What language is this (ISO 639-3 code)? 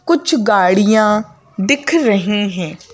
hin